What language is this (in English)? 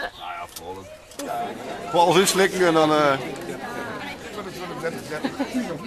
Dutch